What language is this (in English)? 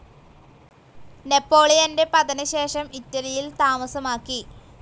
Malayalam